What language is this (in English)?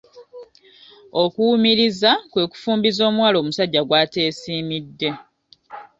Ganda